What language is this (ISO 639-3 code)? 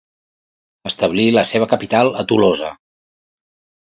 cat